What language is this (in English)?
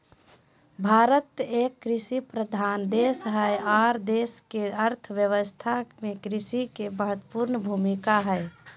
Magahi